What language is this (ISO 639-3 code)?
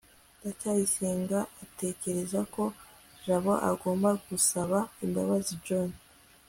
kin